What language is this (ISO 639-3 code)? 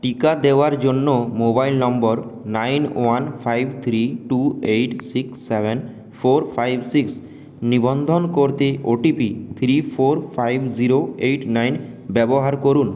ben